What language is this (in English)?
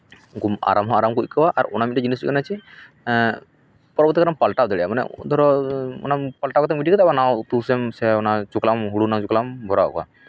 Santali